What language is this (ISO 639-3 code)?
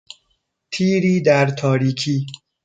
fas